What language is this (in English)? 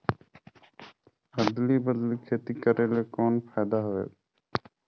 Chhattisgarhi